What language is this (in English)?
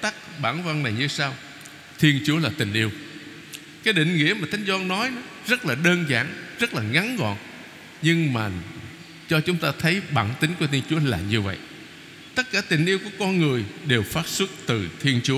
Vietnamese